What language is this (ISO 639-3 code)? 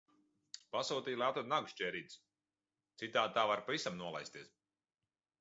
lav